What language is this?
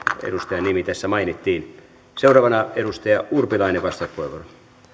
Finnish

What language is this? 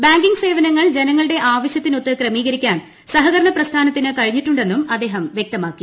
Malayalam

